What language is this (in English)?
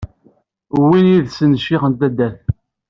Kabyle